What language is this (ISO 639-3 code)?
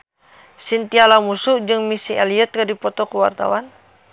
sun